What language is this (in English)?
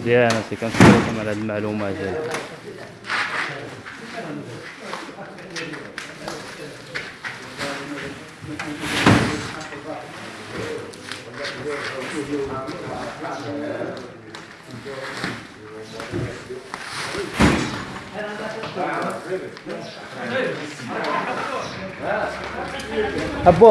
Arabic